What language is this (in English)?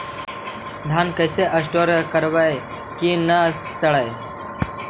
Magahi